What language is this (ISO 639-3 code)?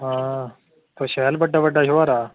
doi